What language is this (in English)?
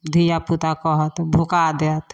Maithili